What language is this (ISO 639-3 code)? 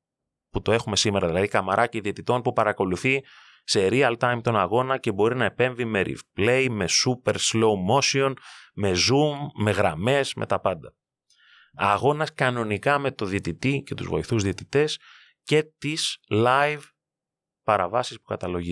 ell